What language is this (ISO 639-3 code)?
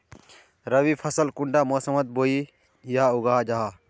mag